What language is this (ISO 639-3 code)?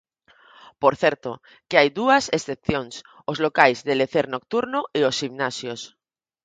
glg